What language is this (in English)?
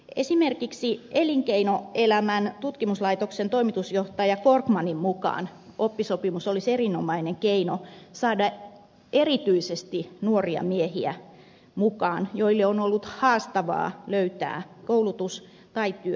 Finnish